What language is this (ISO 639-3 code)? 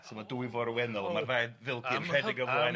cym